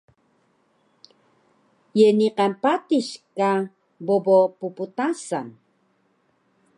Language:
Taroko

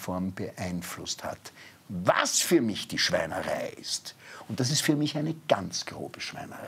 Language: German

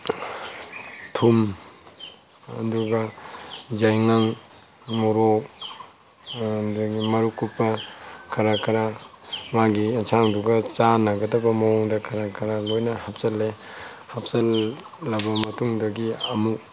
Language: Manipuri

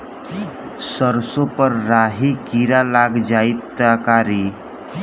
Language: Bhojpuri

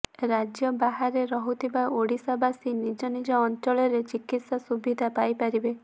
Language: Odia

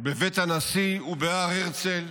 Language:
Hebrew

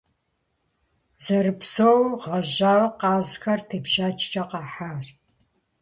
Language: Kabardian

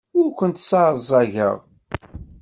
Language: Kabyle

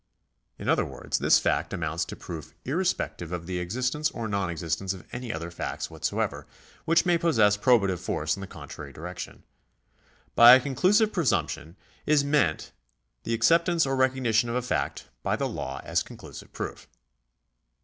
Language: English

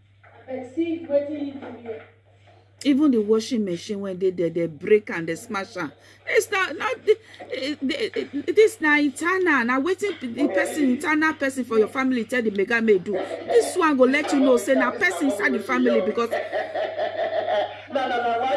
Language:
English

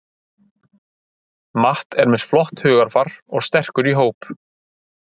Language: Icelandic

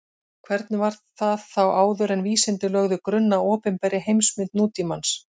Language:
Icelandic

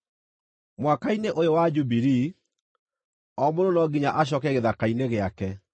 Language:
Kikuyu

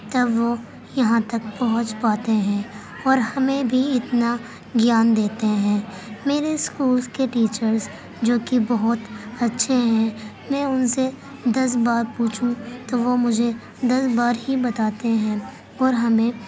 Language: Urdu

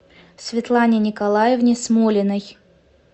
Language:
Russian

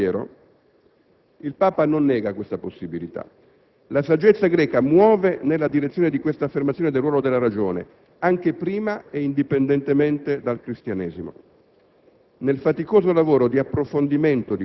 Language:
Italian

